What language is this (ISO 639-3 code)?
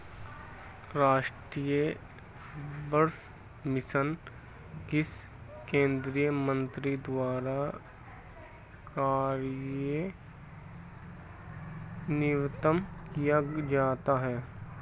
hin